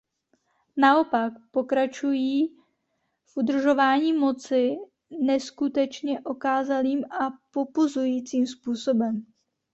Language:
Czech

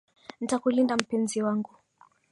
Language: Swahili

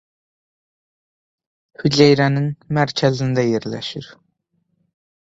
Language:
Azerbaijani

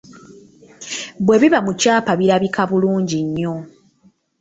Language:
Ganda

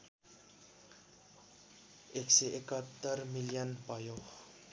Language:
Nepali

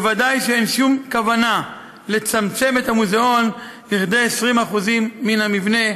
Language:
Hebrew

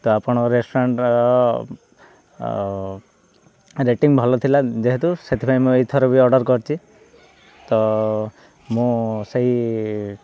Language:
Odia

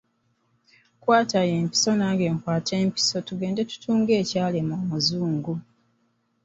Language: Ganda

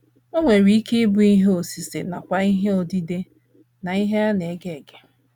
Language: Igbo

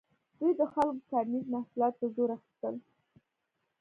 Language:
Pashto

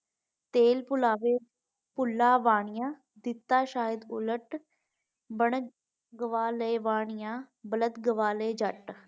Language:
Punjabi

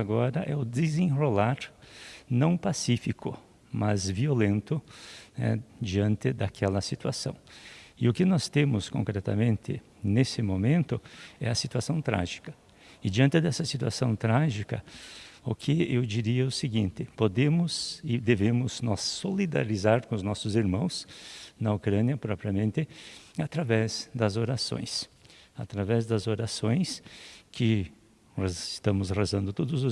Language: Portuguese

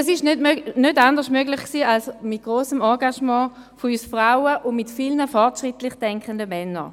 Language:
Swiss German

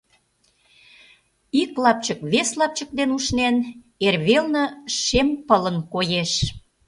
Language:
Mari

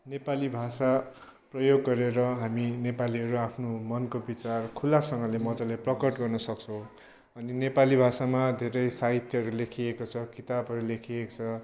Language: Nepali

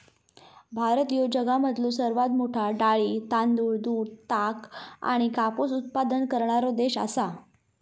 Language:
Marathi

